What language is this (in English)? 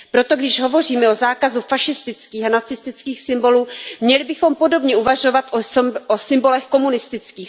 Czech